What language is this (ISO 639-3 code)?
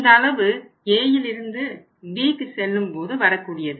tam